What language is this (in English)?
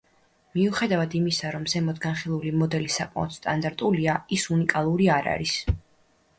Georgian